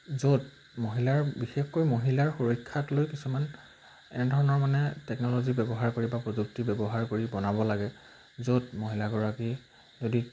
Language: Assamese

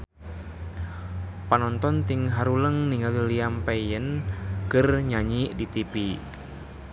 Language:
Sundanese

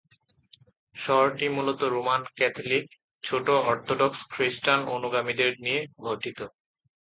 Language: Bangla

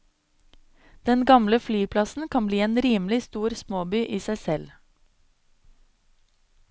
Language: Norwegian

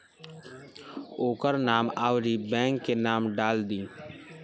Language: Bhojpuri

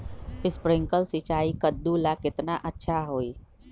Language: Magahi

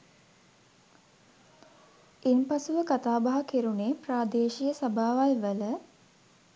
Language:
Sinhala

